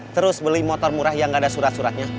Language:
Indonesian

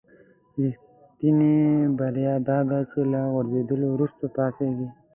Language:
Pashto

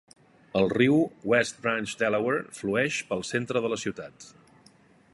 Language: Catalan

